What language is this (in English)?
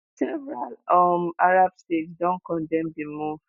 Nigerian Pidgin